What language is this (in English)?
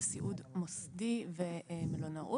Hebrew